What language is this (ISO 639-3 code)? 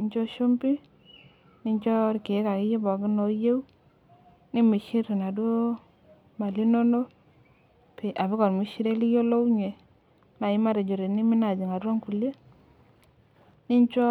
mas